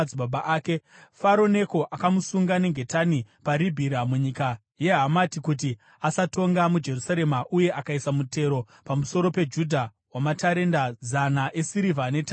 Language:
Shona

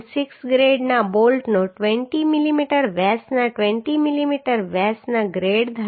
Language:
Gujarati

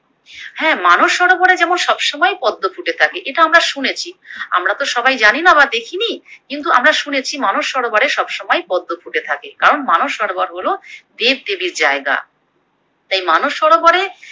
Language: Bangla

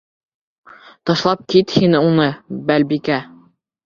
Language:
Bashkir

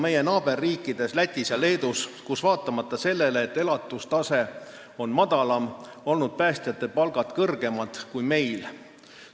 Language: Estonian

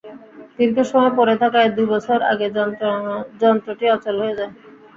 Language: Bangla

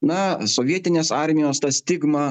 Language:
Lithuanian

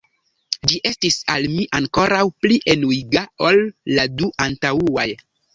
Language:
Esperanto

